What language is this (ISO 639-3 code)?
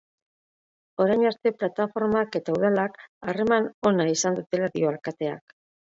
eus